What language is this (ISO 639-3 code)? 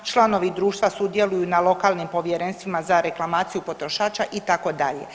hrv